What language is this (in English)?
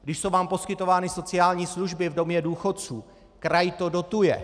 Czech